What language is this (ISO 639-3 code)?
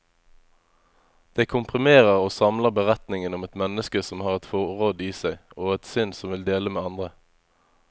nor